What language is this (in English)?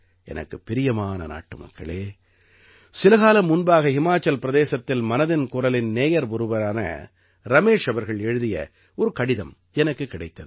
Tamil